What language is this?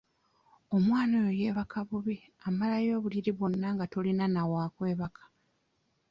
Ganda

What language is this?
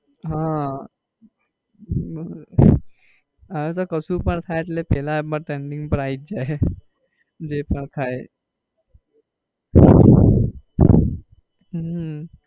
Gujarati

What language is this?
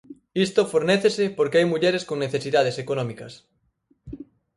Galician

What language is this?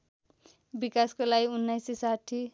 Nepali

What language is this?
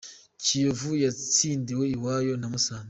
Kinyarwanda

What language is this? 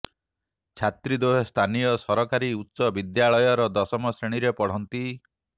Odia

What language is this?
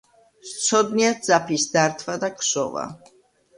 Georgian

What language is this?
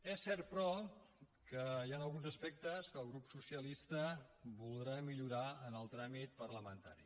Catalan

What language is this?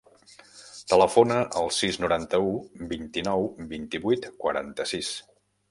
Catalan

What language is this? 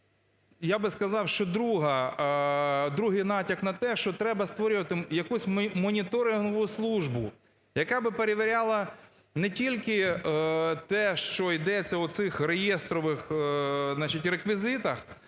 Ukrainian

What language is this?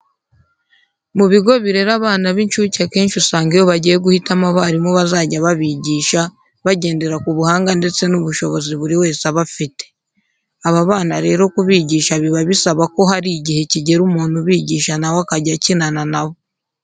Kinyarwanda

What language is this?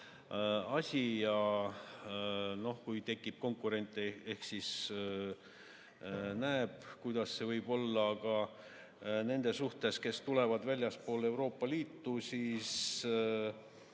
Estonian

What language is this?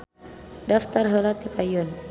Sundanese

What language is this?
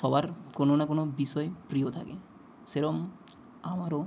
Bangla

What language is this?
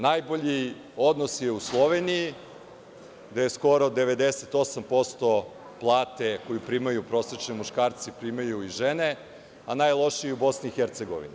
Serbian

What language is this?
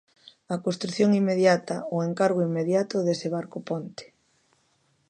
Galician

